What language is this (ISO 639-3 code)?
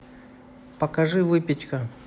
rus